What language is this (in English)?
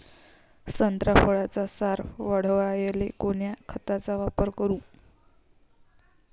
Marathi